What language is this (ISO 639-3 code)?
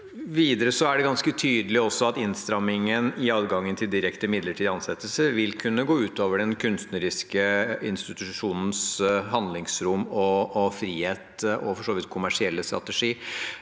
nor